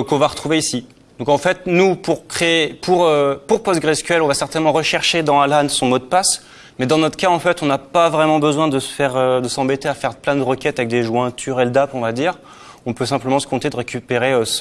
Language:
French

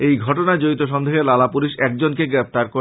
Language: Bangla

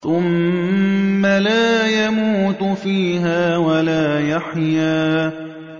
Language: Arabic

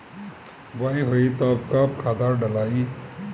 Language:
Bhojpuri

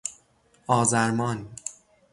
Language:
Persian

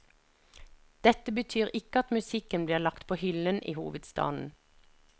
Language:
Norwegian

